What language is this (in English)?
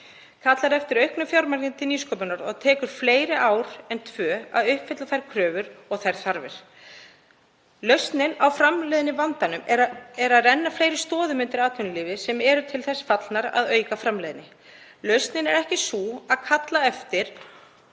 Icelandic